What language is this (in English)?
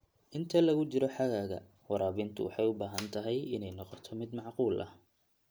Somali